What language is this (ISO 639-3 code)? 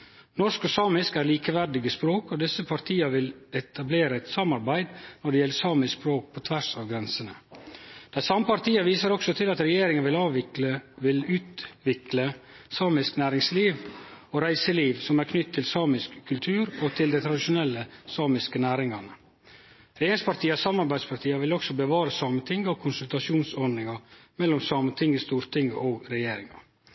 nno